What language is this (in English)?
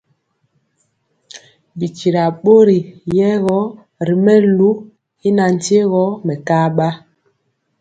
Mpiemo